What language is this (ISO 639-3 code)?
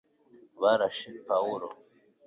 kin